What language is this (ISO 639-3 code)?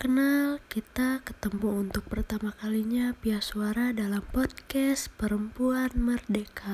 ind